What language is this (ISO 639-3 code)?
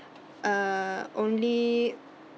eng